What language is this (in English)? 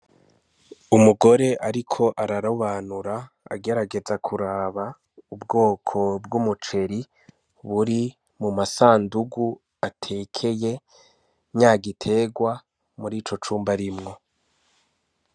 Rundi